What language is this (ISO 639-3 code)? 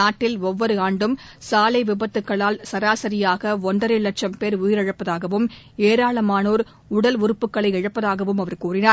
tam